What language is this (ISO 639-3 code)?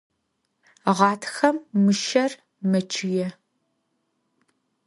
ady